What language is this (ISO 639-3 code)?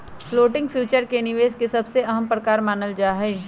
mag